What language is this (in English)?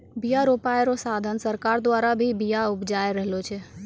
Maithili